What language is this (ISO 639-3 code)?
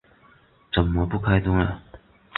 zho